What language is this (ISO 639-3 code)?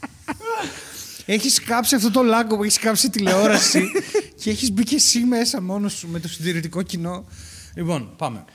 ell